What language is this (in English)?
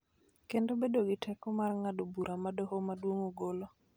Luo (Kenya and Tanzania)